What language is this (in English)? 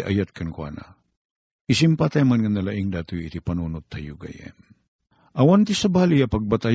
Filipino